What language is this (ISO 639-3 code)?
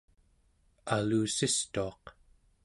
esu